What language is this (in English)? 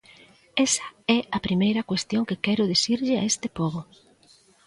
Galician